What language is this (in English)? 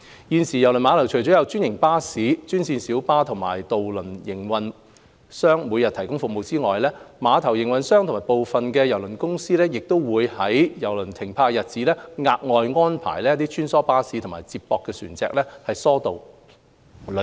Cantonese